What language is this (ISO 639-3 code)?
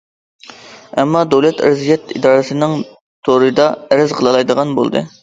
uig